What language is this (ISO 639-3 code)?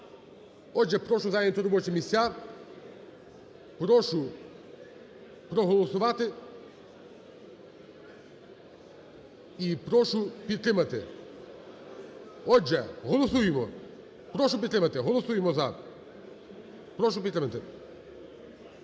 ukr